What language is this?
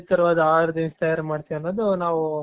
Kannada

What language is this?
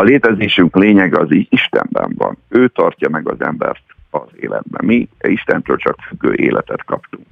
Hungarian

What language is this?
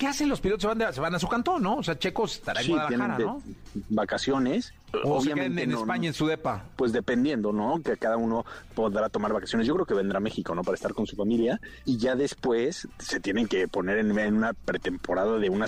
Spanish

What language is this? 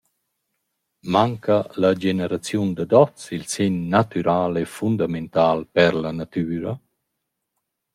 Romansh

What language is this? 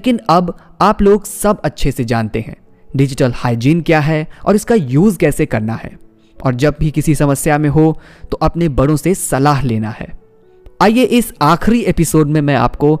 Hindi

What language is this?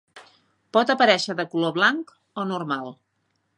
Catalan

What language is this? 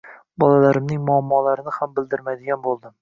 Uzbek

